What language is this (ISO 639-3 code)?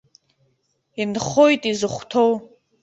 abk